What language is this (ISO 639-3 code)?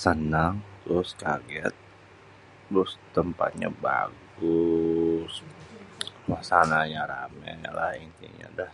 bew